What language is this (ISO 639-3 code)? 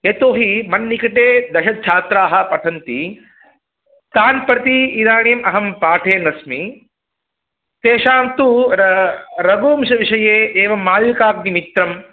san